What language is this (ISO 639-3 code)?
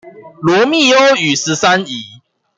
zho